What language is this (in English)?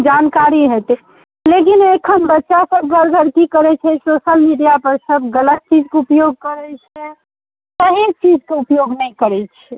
Maithili